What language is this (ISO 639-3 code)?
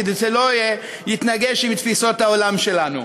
heb